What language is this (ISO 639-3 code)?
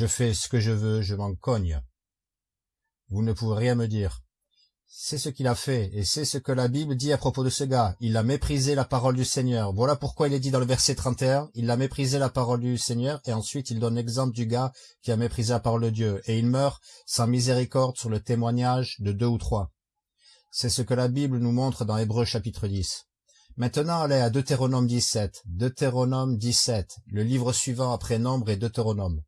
fra